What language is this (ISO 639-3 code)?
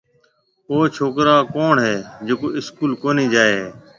mve